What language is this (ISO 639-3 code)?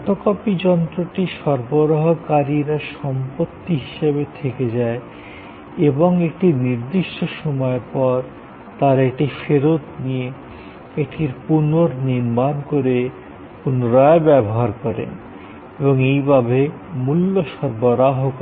ben